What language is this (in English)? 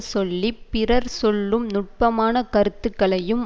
Tamil